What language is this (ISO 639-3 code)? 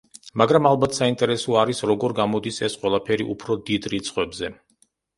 kat